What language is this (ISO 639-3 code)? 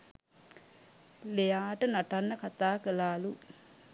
sin